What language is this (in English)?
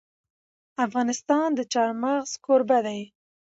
Pashto